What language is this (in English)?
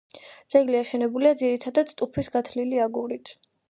Georgian